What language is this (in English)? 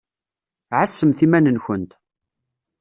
Kabyle